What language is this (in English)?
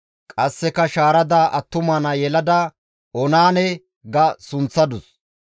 Gamo